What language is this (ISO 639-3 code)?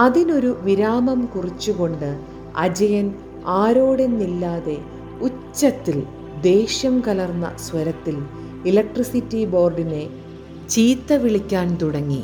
mal